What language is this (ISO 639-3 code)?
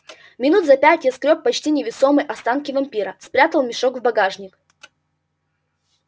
rus